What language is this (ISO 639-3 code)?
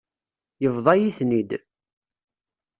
kab